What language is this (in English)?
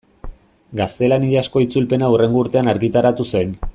Basque